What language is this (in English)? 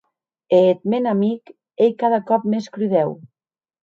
Occitan